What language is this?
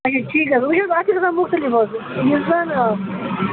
Kashmiri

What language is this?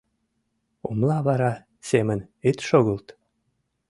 Mari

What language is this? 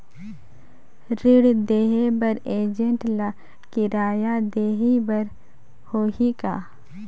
Chhattisgarhi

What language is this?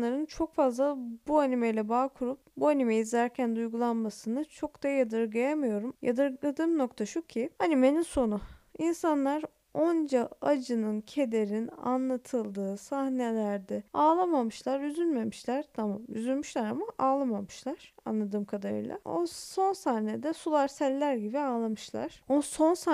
Turkish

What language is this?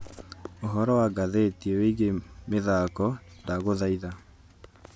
Kikuyu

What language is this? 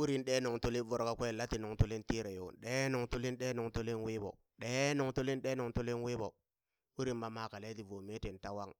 Burak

